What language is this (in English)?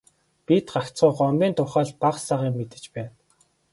Mongolian